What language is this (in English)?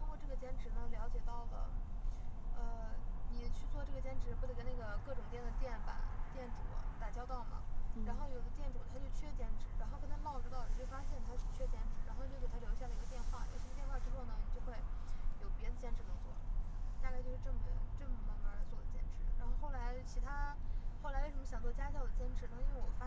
Chinese